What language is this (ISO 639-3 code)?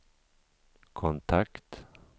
swe